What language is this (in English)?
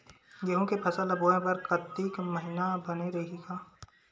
Chhattisgarhi